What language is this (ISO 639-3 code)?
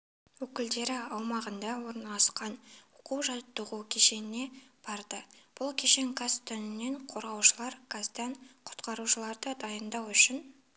kaz